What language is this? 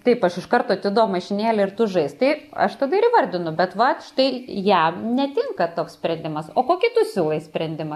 Lithuanian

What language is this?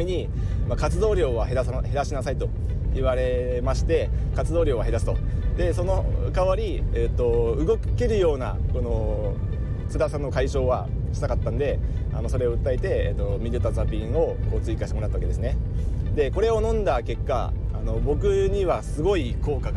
Japanese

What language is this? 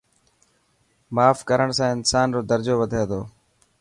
Dhatki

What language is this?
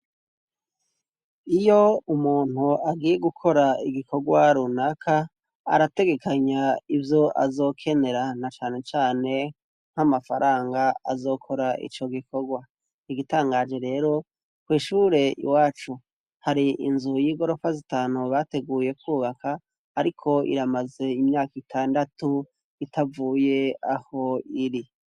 Rundi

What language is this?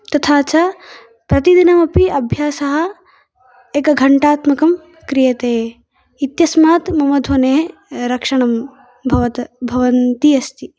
Sanskrit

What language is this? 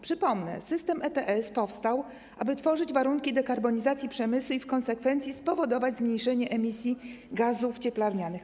Polish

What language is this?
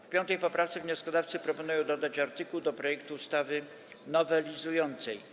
Polish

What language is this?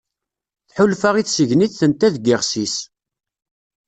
Kabyle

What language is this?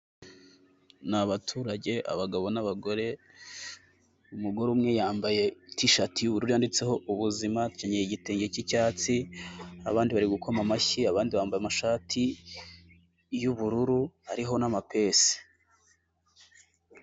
Kinyarwanda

